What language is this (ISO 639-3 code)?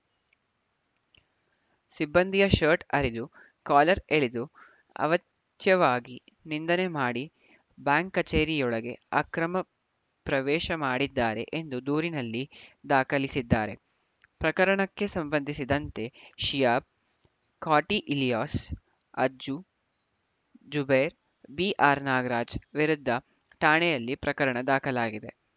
kan